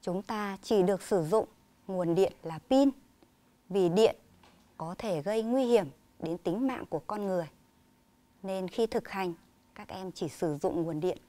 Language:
Vietnamese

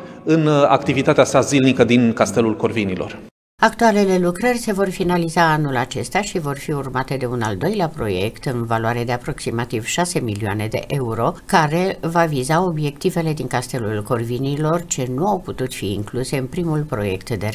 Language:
Romanian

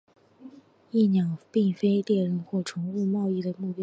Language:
Chinese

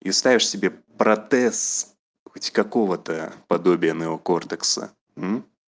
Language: Russian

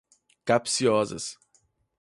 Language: Portuguese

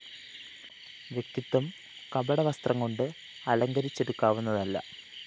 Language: Malayalam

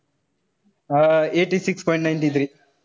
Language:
Marathi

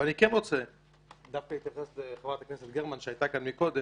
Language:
Hebrew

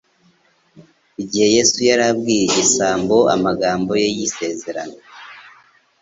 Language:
Kinyarwanda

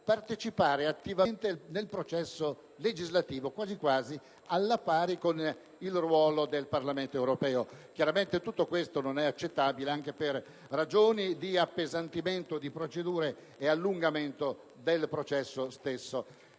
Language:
Italian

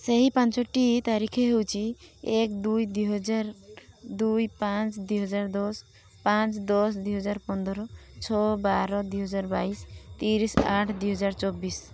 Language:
Odia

